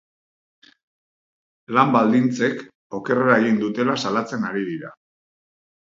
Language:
Basque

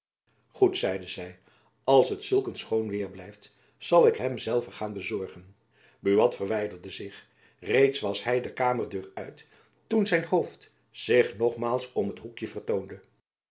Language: Dutch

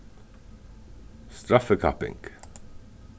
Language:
Faroese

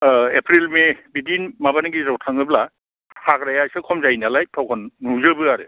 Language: Bodo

